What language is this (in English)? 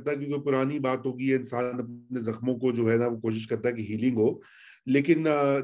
Urdu